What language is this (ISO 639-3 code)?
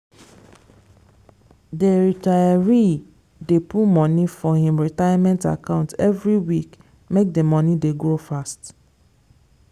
pcm